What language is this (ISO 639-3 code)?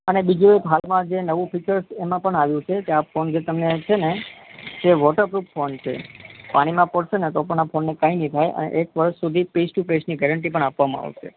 guj